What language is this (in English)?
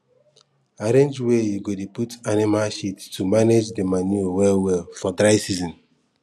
Nigerian Pidgin